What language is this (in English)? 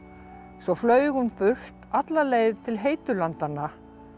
Icelandic